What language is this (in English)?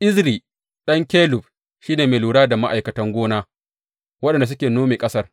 Hausa